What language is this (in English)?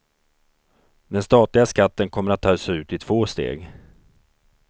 Swedish